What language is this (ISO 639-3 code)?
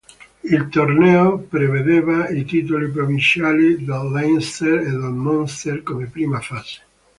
ita